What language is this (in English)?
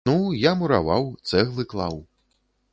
Belarusian